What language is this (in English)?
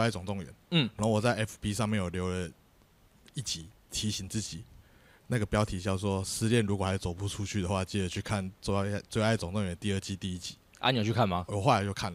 Chinese